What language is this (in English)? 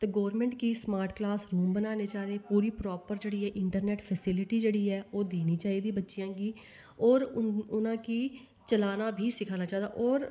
Dogri